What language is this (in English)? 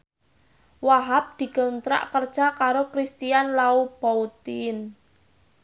Javanese